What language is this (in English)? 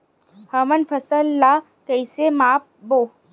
Chhattisgarhi